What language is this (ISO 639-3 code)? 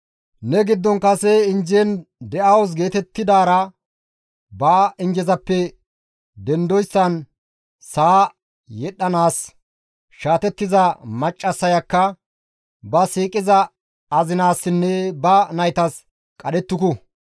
gmv